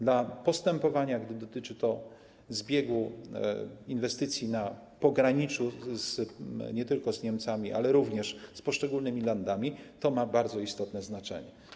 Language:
Polish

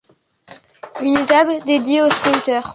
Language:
French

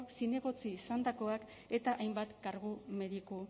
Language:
Basque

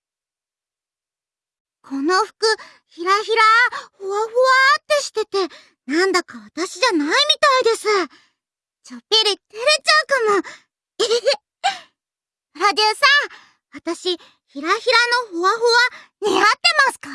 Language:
Japanese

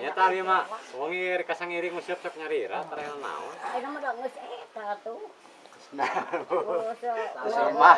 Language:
Indonesian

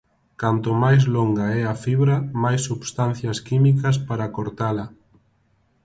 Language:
Galician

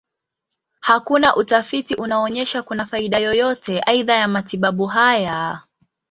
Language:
Swahili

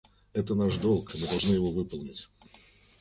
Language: Russian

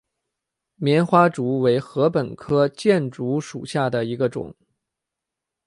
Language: Chinese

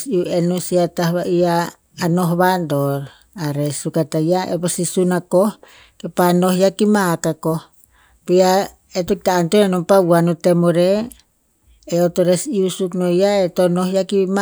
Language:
Tinputz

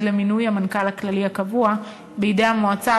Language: Hebrew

